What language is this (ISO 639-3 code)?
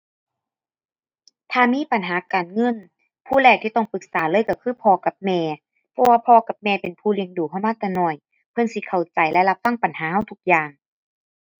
tha